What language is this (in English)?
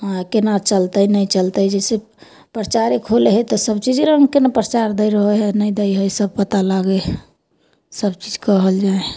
Maithili